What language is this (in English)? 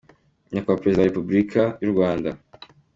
Kinyarwanda